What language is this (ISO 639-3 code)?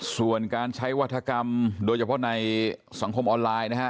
tha